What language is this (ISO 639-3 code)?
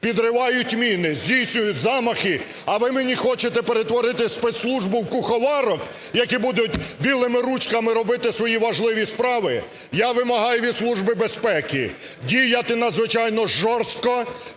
ukr